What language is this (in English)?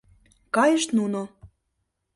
Mari